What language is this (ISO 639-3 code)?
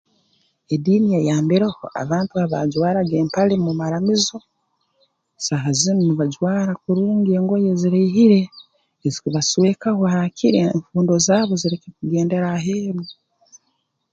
ttj